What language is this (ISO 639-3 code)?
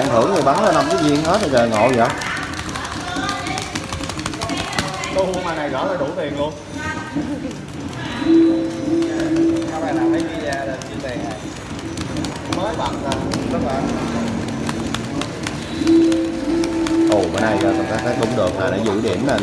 vie